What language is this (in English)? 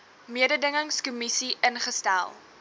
Afrikaans